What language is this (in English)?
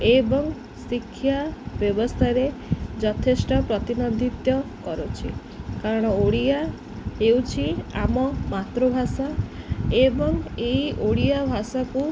Odia